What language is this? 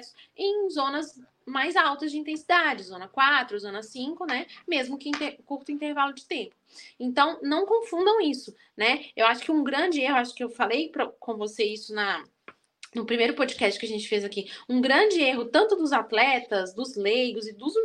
Portuguese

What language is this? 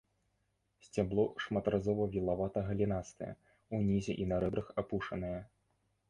Belarusian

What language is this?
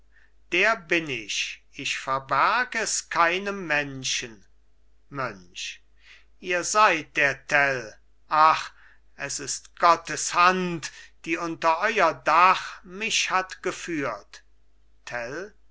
German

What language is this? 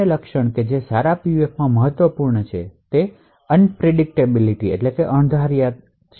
Gujarati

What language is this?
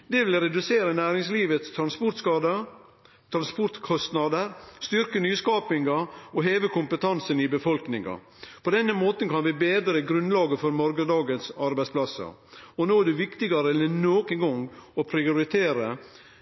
Norwegian Nynorsk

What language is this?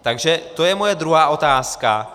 Czech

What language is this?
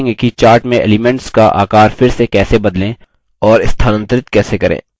Hindi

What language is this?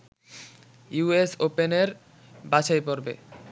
Bangla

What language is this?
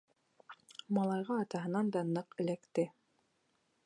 Bashkir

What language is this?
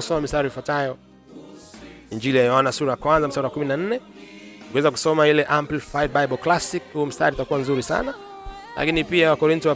Swahili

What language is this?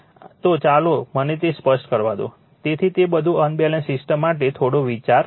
Gujarati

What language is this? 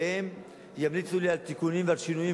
Hebrew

